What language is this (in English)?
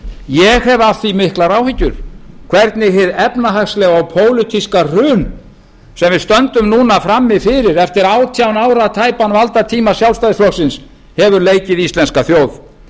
Icelandic